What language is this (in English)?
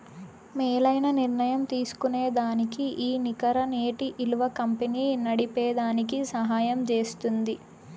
Telugu